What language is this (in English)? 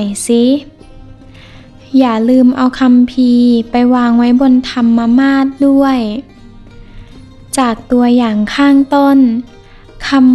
Thai